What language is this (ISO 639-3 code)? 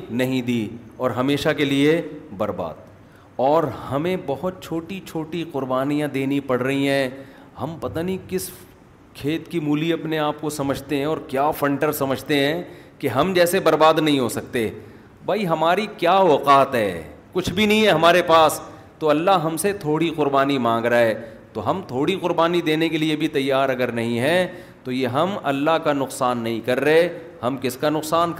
urd